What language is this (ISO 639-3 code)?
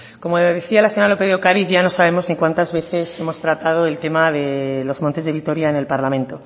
spa